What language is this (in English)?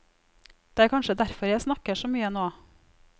Norwegian